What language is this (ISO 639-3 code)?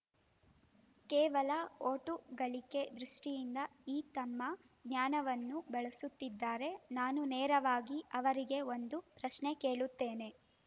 kan